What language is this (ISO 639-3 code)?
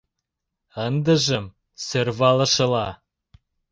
chm